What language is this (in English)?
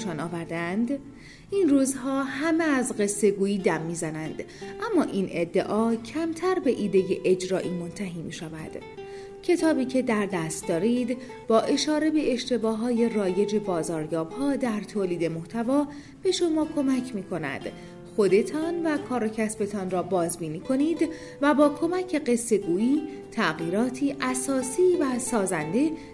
Persian